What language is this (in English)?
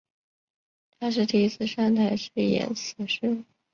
Chinese